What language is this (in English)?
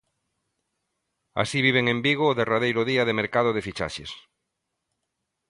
Galician